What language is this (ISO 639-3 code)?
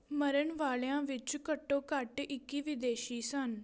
pan